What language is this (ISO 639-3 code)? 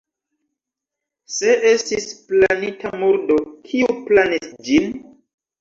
epo